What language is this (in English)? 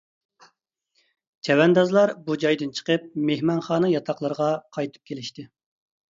Uyghur